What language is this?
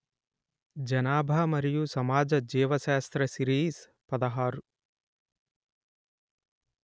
Telugu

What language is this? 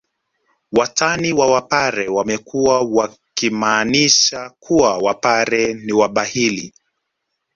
Swahili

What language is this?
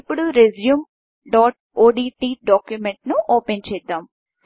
Telugu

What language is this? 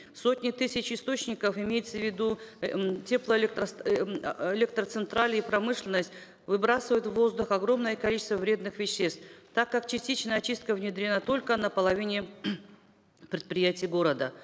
Kazakh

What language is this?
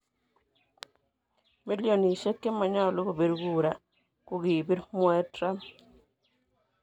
Kalenjin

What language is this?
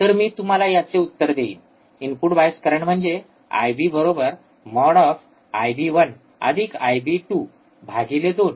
Marathi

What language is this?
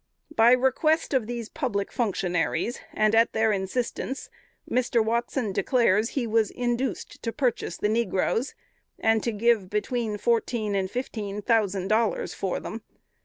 English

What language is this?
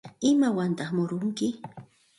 Santa Ana de Tusi Pasco Quechua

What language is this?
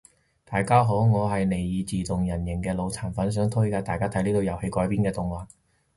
Cantonese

